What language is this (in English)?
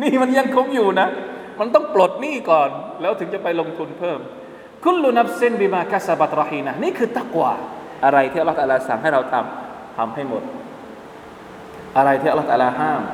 Thai